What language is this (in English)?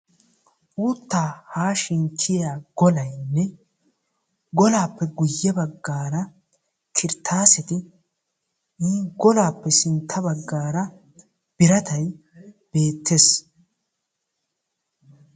Wolaytta